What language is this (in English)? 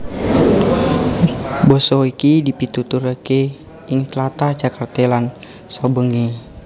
Javanese